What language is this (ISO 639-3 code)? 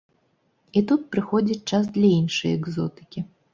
bel